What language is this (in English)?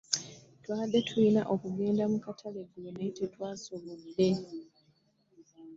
Ganda